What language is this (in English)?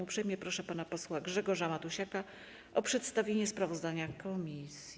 Polish